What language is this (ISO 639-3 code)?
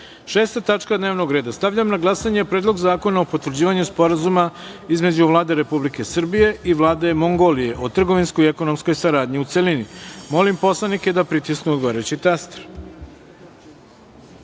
srp